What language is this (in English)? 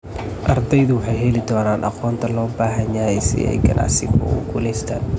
Somali